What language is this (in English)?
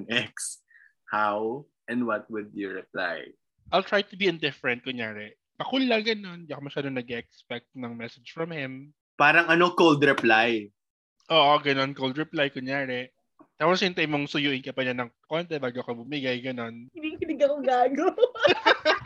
Filipino